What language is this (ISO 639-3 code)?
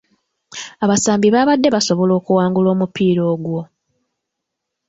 lug